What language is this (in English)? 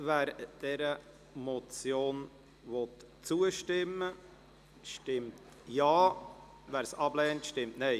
Swiss German